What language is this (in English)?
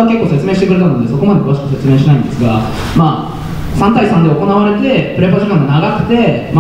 Japanese